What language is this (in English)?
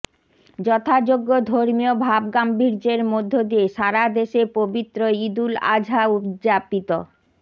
Bangla